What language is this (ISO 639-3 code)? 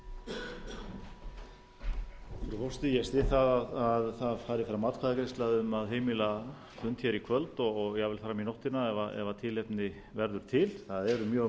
isl